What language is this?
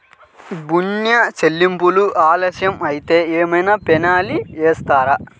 Telugu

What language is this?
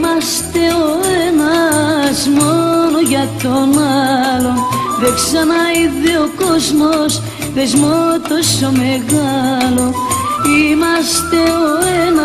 Greek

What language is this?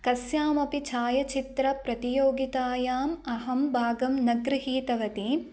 Sanskrit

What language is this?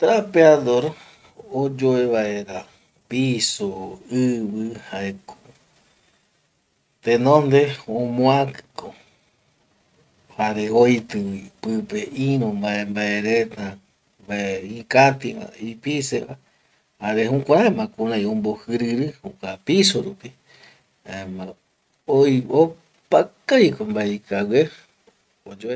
Eastern Bolivian Guaraní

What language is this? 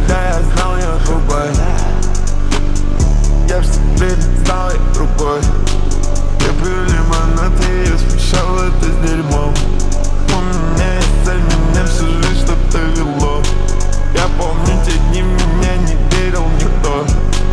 Russian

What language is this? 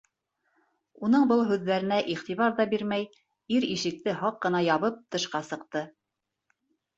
Bashkir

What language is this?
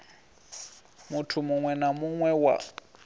Venda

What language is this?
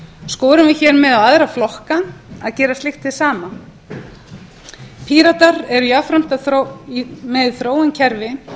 Icelandic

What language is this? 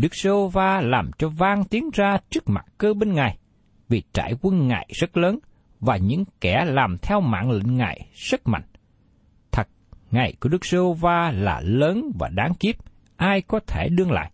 Vietnamese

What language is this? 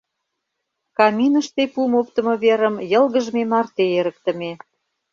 Mari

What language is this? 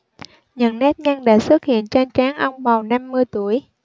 Vietnamese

